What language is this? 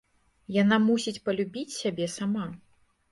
Belarusian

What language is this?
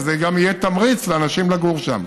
Hebrew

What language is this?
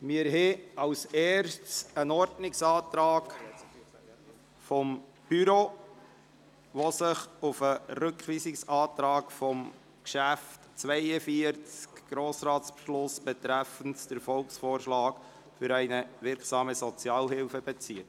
Swiss German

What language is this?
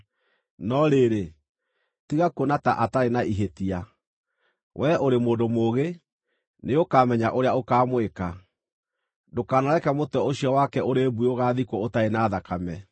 Kikuyu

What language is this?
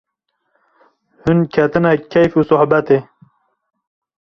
Kurdish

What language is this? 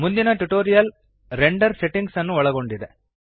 Kannada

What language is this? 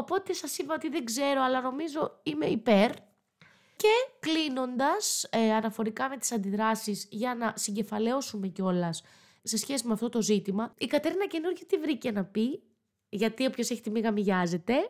Greek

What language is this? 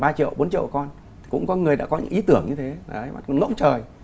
Vietnamese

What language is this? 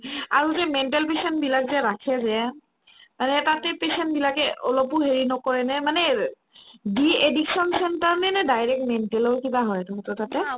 Assamese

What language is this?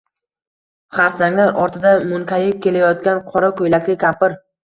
Uzbek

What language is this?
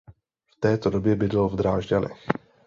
Czech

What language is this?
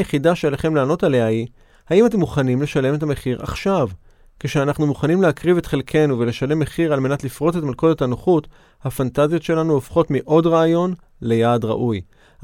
Hebrew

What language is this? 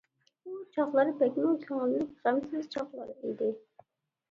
Uyghur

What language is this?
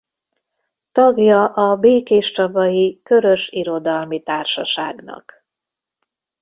Hungarian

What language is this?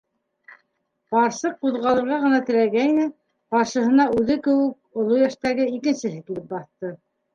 Bashkir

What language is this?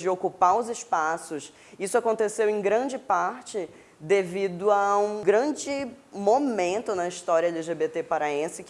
Portuguese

